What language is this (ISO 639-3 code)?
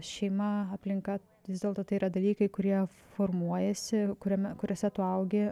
lit